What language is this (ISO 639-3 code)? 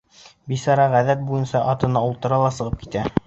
bak